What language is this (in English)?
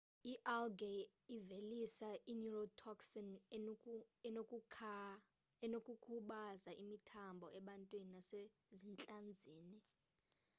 Xhosa